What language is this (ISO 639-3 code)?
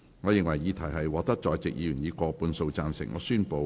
yue